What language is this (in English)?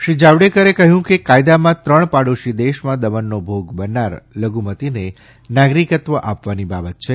Gujarati